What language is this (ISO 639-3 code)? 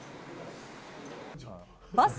jpn